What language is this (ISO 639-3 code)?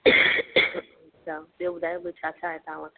snd